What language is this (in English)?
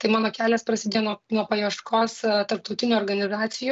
Lithuanian